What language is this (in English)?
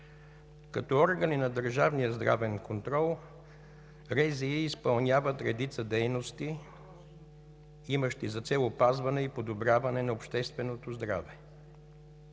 Bulgarian